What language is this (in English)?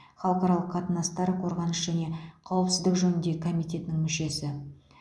Kazakh